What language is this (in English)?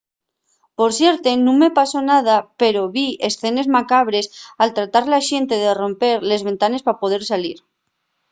Asturian